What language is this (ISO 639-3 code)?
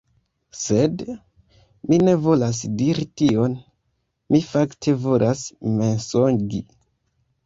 epo